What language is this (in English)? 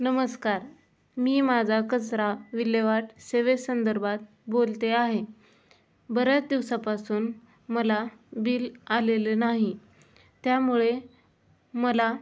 Marathi